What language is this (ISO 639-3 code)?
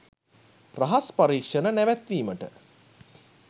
sin